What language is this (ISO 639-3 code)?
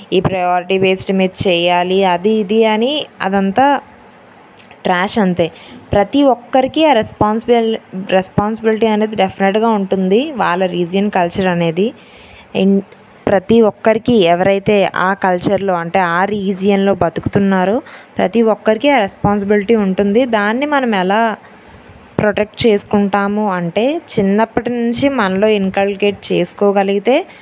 tel